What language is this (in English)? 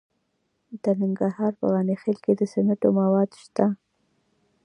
Pashto